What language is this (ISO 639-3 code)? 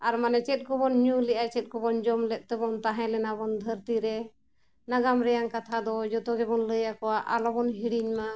sat